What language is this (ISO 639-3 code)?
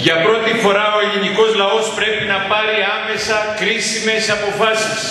ell